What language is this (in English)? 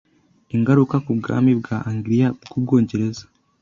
Kinyarwanda